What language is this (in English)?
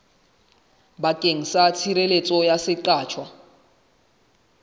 Southern Sotho